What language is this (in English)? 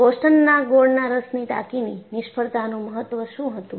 Gujarati